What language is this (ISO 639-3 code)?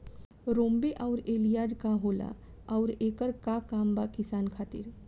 bho